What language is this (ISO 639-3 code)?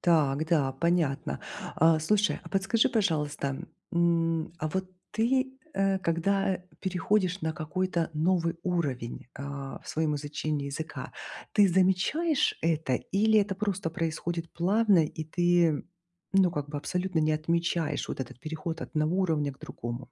rus